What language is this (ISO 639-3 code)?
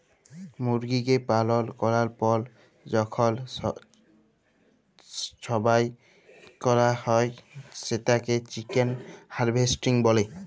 ben